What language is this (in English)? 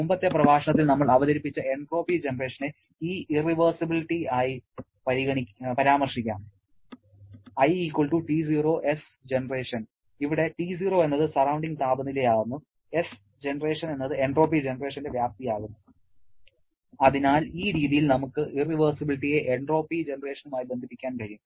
Malayalam